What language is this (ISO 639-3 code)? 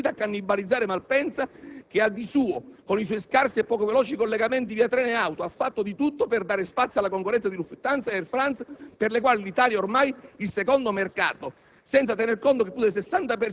ita